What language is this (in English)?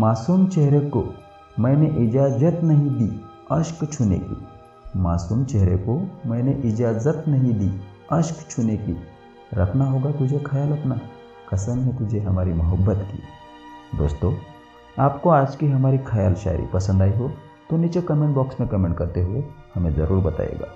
Hindi